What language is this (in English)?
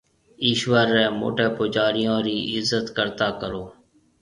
Marwari (Pakistan)